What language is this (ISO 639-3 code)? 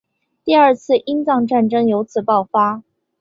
zho